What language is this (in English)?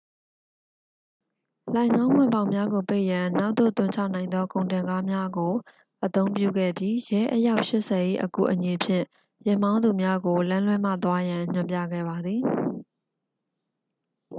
Burmese